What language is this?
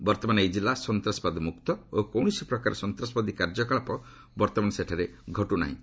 Odia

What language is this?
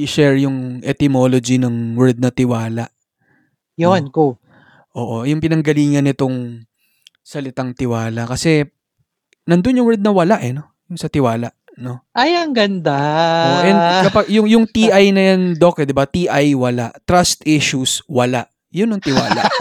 Filipino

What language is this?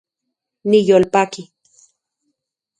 Central Puebla Nahuatl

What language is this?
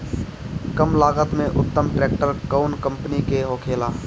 Bhojpuri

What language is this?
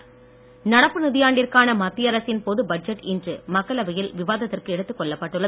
Tamil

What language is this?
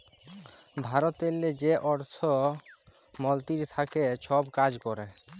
Bangla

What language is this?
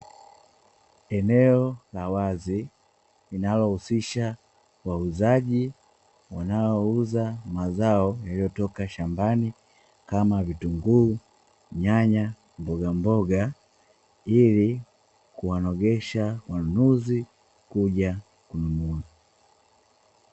Swahili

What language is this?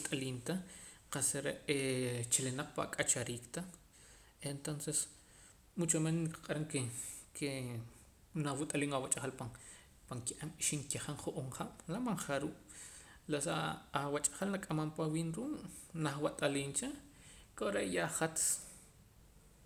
Poqomam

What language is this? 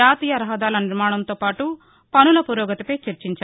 Telugu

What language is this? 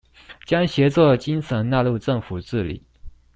Chinese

